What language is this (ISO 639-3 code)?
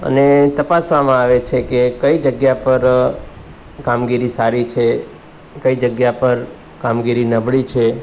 guj